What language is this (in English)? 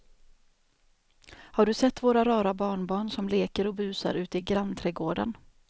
Swedish